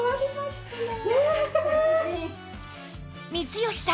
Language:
Japanese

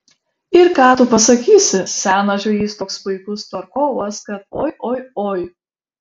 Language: Lithuanian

